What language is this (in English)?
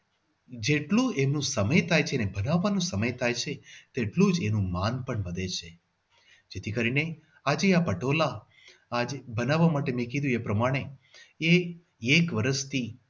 Gujarati